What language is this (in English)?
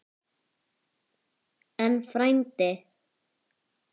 Icelandic